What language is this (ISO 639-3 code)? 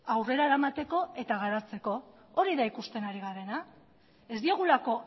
eus